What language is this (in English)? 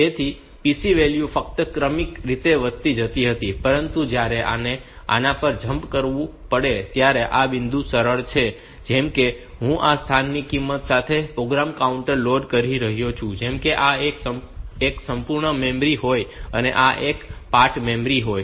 Gujarati